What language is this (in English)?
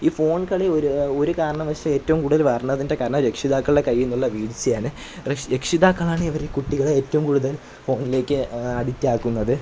Malayalam